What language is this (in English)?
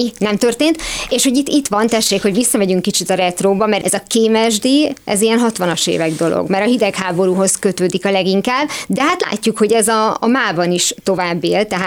Hungarian